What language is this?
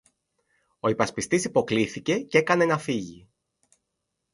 Greek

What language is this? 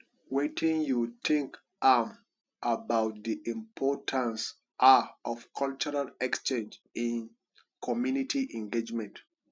Nigerian Pidgin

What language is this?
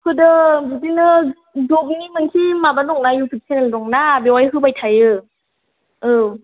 Bodo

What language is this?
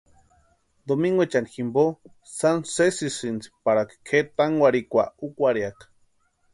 Western Highland Purepecha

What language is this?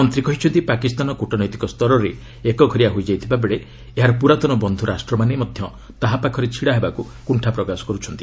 Odia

